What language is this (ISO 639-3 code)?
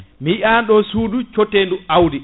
ful